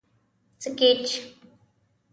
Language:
Pashto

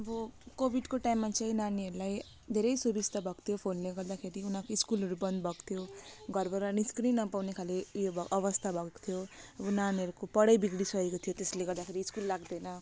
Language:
Nepali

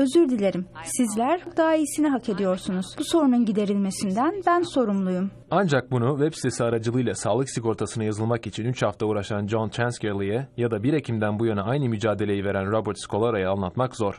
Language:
Turkish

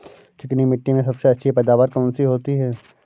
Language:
Hindi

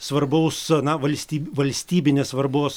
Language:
Lithuanian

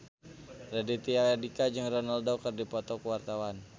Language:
Sundanese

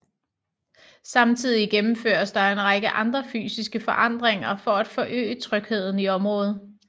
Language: Danish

